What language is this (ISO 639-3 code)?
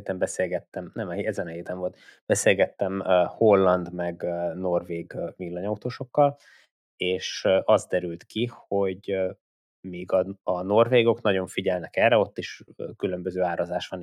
hun